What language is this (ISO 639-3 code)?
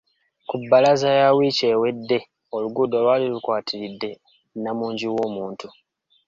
lug